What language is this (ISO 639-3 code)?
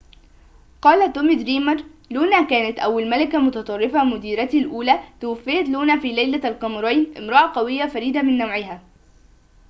ara